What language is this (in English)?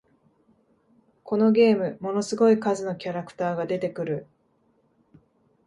Japanese